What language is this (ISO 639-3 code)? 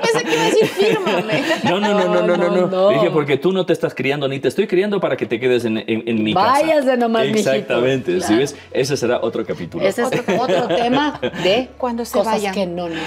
spa